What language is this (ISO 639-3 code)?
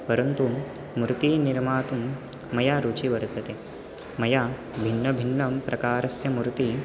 san